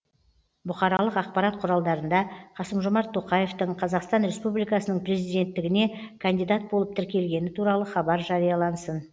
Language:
Kazakh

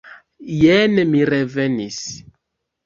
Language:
Esperanto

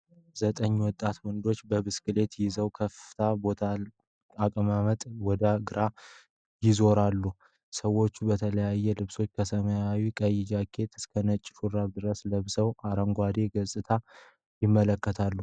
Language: Amharic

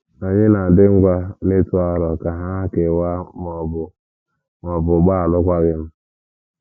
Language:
Igbo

